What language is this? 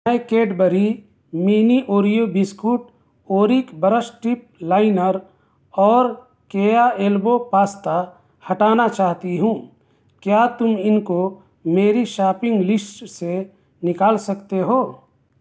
Urdu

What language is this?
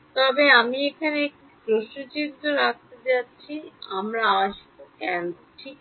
Bangla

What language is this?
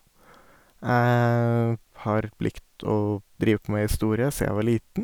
Norwegian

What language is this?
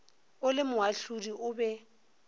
Northern Sotho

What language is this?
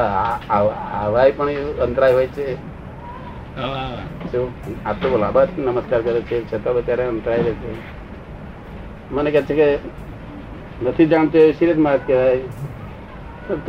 Gujarati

